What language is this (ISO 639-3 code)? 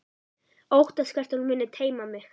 isl